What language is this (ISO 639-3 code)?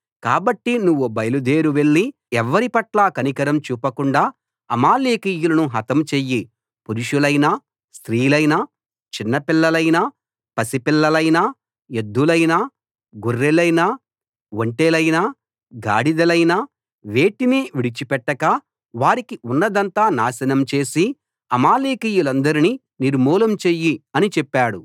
tel